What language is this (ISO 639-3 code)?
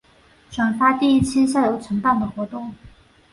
zho